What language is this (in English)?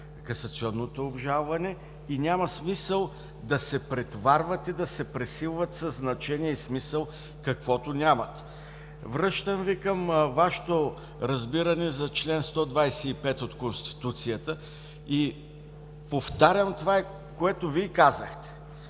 Bulgarian